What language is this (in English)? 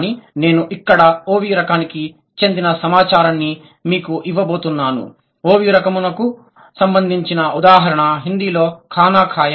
Telugu